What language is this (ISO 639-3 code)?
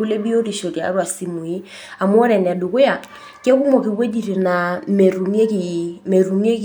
mas